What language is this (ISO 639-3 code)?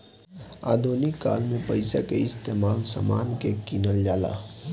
bho